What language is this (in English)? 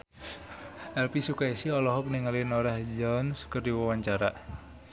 Sundanese